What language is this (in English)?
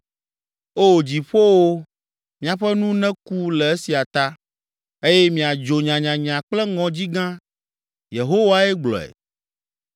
Ewe